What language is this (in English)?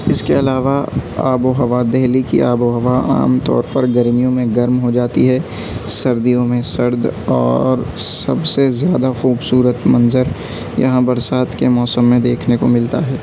Urdu